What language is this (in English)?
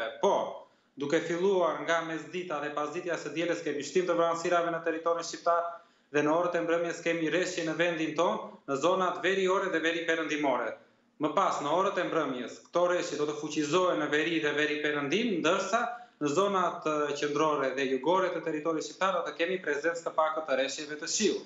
Romanian